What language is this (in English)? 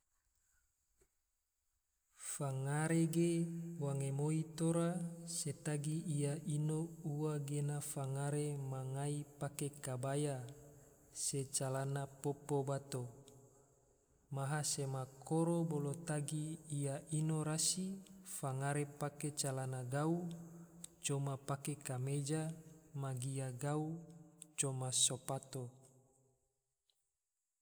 Tidore